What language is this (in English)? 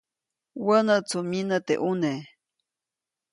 Copainalá Zoque